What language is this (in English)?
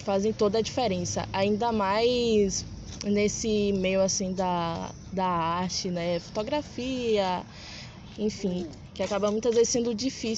Portuguese